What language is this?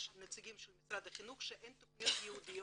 Hebrew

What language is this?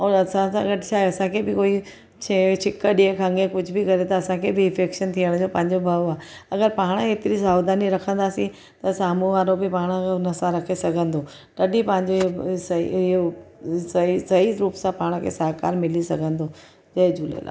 Sindhi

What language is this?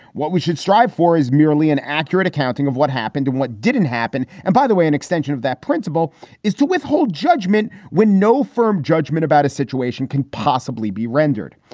English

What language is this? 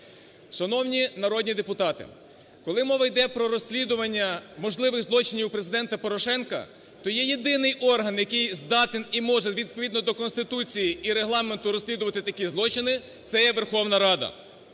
Ukrainian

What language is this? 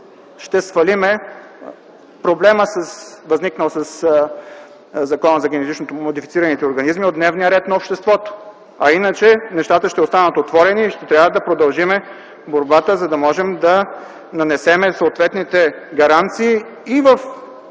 Bulgarian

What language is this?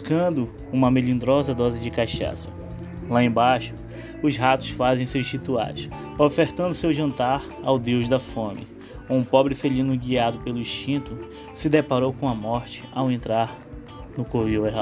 Portuguese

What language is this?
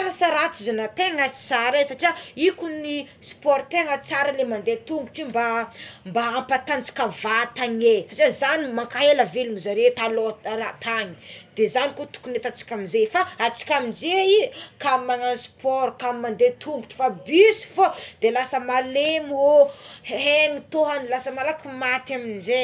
Tsimihety Malagasy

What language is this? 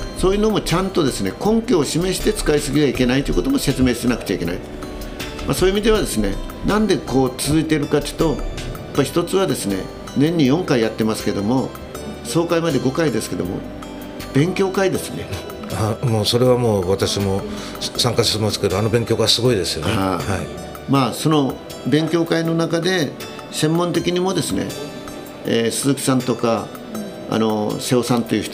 Japanese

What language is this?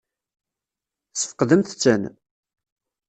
Kabyle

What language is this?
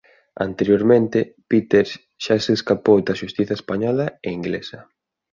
Galician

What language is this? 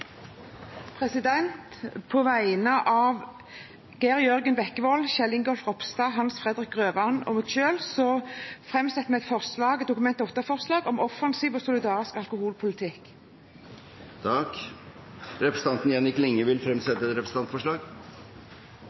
Norwegian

